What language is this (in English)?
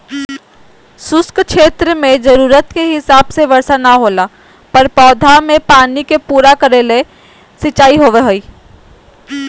Magahi